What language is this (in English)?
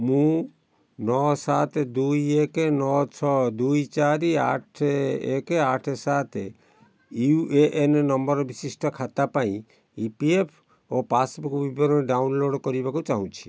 Odia